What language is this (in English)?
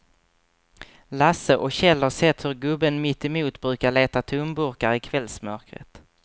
Swedish